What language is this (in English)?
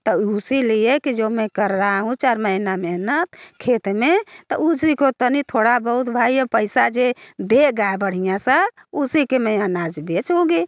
Hindi